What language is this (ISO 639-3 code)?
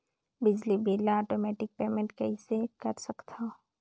hne